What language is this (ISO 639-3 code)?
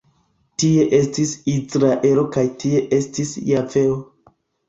epo